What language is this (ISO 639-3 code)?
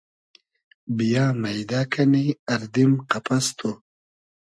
haz